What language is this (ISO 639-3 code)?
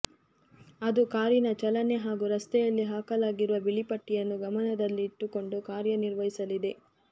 kan